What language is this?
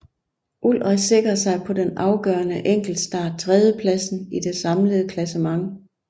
Danish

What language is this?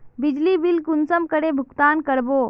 Magahi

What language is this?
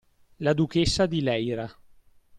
Italian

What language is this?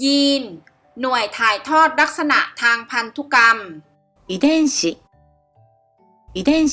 Thai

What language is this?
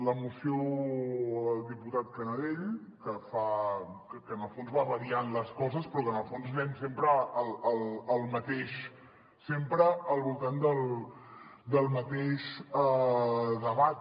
Catalan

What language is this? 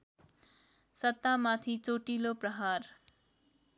Nepali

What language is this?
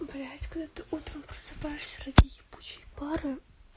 Russian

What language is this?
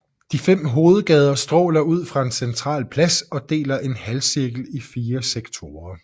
Danish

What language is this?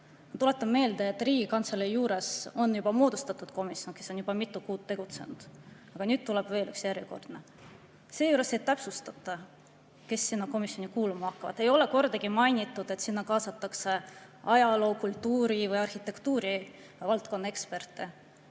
Estonian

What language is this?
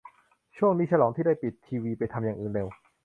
Thai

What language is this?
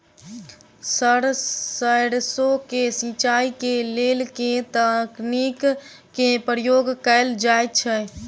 Maithili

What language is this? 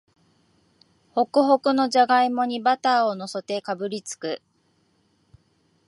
Japanese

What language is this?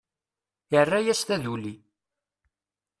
Kabyle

